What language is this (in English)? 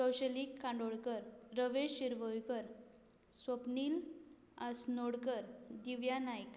Konkani